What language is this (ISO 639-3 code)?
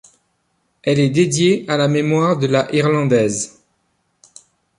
fra